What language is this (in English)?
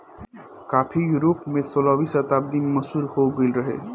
Bhojpuri